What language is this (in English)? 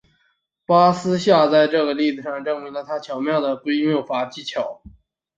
Chinese